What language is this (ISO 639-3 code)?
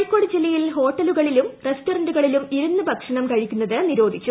mal